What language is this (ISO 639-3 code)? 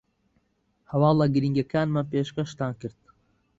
ckb